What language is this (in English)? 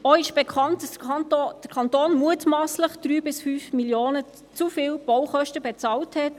Swiss German